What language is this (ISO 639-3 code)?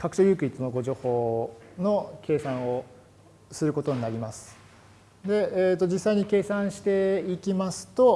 jpn